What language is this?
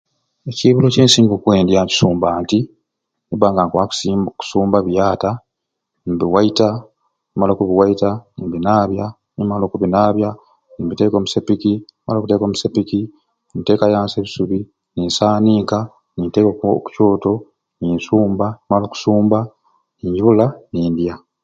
Ruuli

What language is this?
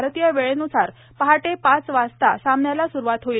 Marathi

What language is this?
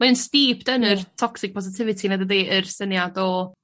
Welsh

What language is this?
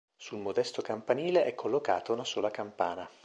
Italian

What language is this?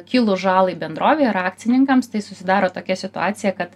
Lithuanian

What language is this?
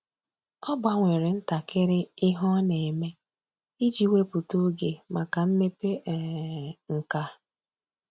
Igbo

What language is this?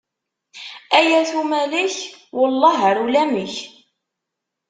Kabyle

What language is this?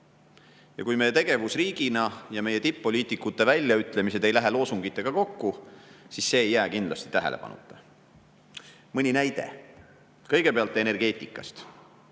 Estonian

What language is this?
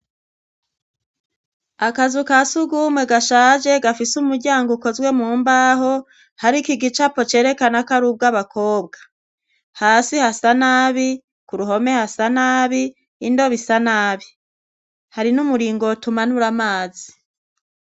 Rundi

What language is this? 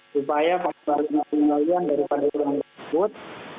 Indonesian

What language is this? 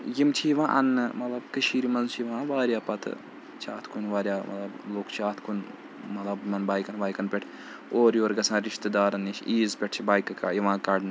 Kashmiri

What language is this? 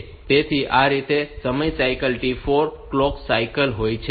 Gujarati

